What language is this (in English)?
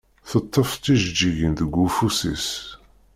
Kabyle